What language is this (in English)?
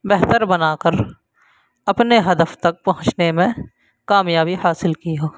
Urdu